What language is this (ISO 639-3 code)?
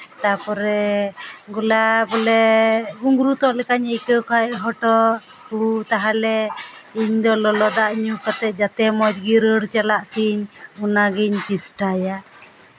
sat